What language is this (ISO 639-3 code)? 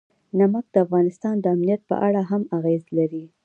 pus